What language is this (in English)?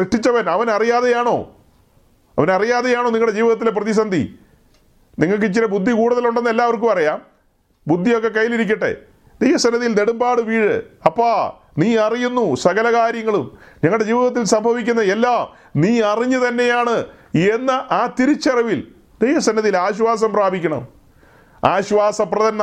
Malayalam